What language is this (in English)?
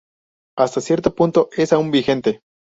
Spanish